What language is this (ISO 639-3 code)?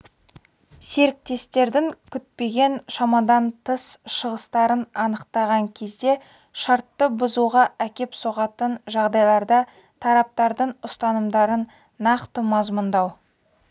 kaz